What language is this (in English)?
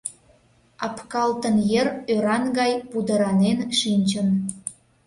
Mari